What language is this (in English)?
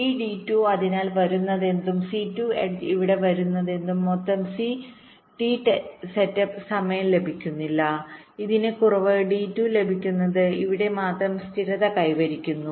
Malayalam